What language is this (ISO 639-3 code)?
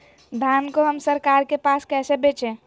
mag